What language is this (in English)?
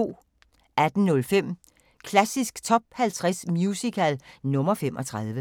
Danish